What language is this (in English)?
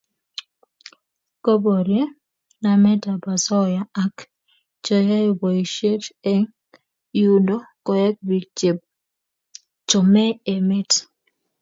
Kalenjin